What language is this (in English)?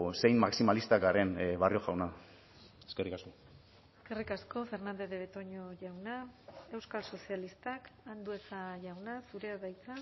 Basque